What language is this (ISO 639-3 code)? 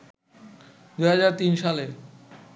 ben